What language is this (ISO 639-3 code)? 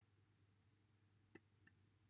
cym